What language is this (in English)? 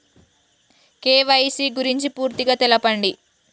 Telugu